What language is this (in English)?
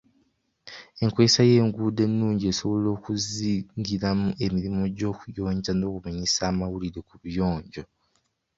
Ganda